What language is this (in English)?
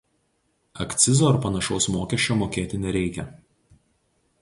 Lithuanian